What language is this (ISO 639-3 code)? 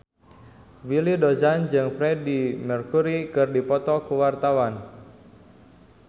sun